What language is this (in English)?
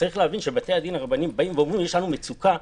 Hebrew